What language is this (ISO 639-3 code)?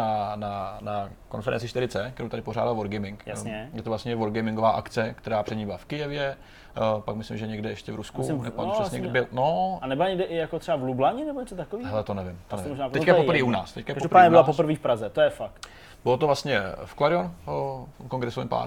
ces